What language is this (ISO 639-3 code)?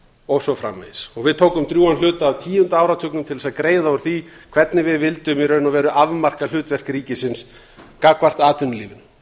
isl